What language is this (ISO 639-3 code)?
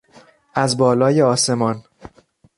fas